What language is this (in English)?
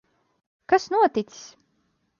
Latvian